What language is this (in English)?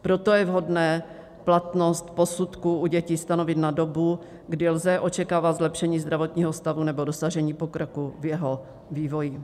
Czech